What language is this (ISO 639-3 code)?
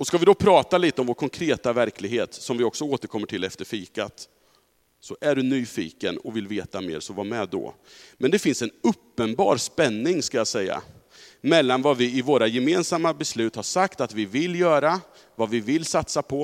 swe